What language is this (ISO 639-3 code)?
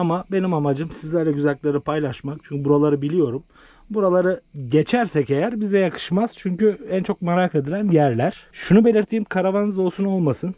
tur